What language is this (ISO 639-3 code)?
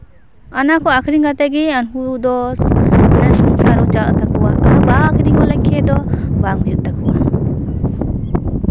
sat